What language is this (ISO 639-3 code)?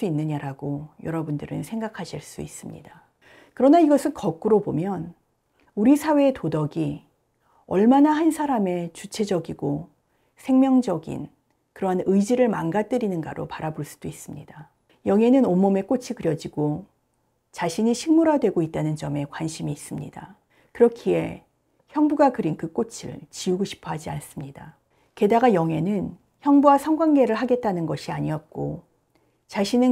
kor